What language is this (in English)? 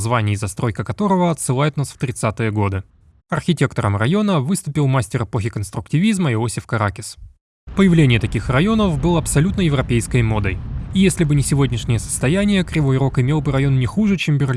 Russian